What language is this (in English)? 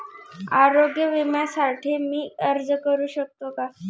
Marathi